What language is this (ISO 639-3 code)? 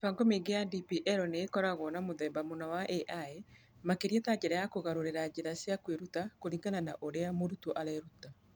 kik